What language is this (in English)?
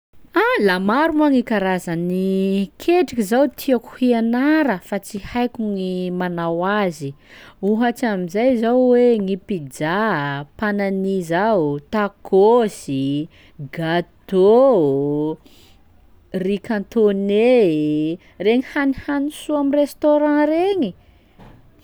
Sakalava Malagasy